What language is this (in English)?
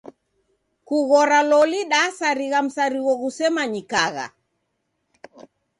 Taita